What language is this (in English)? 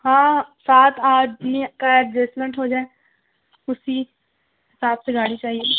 Urdu